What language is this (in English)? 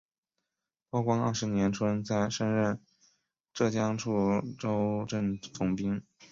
Chinese